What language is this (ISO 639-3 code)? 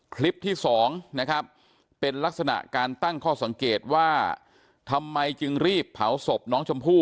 tha